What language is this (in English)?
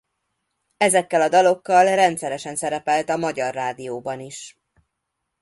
Hungarian